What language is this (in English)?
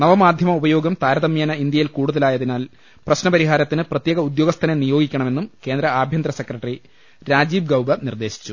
Malayalam